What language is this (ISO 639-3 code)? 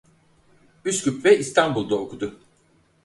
tur